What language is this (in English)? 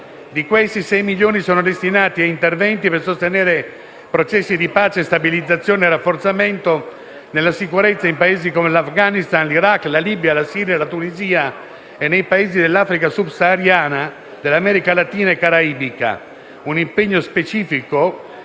Italian